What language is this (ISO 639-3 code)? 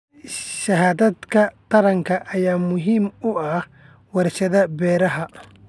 som